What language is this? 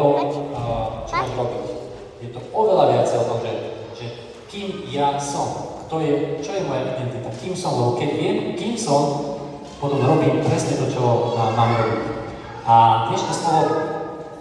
Slovak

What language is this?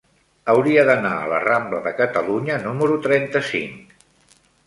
Catalan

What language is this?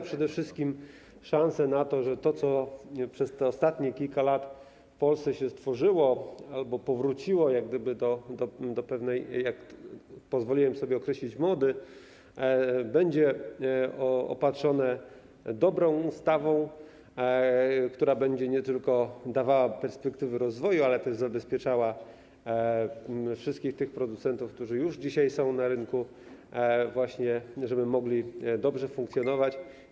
Polish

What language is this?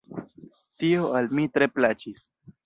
Esperanto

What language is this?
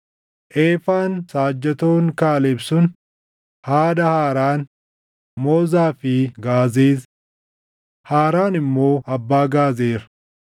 Oromo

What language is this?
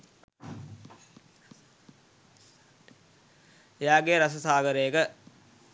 Sinhala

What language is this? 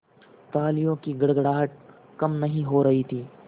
Hindi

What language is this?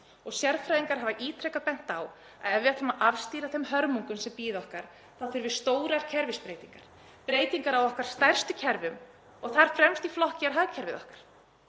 Icelandic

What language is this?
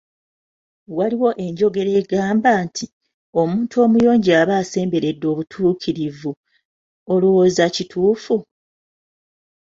Ganda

